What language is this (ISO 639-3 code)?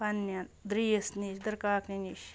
kas